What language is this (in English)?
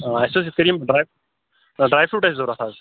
Kashmiri